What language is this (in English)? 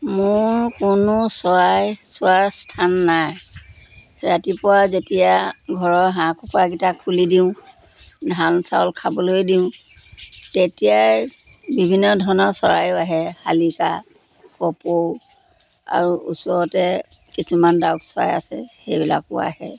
Assamese